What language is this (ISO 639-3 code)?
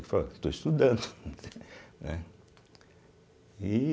por